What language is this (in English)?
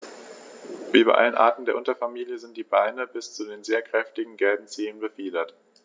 German